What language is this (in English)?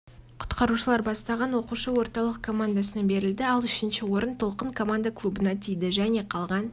Kazakh